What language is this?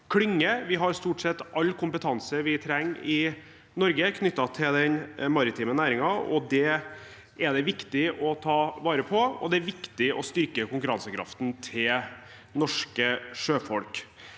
Norwegian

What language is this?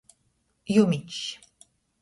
Latgalian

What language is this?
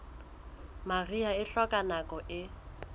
Southern Sotho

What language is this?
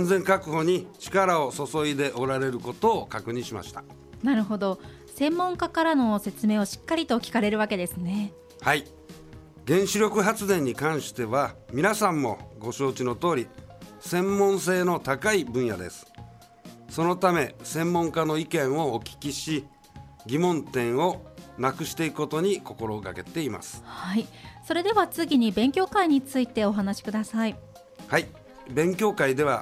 Japanese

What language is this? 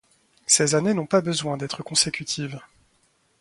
French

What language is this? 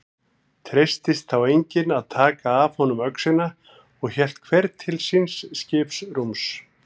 Icelandic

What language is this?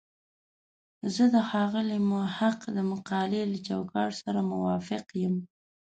Pashto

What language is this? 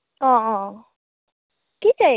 Nepali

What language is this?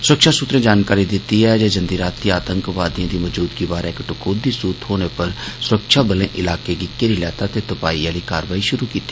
Dogri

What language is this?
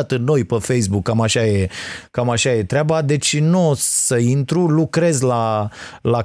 Romanian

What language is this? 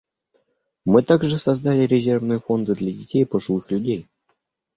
Russian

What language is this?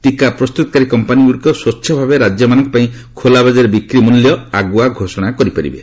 Odia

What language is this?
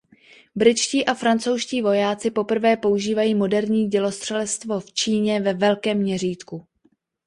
Czech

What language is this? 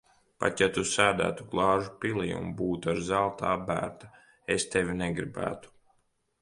Latvian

